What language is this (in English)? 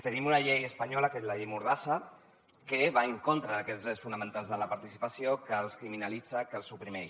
Catalan